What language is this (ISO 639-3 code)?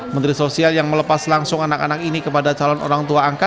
ind